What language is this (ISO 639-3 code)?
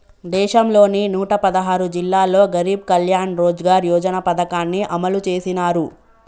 tel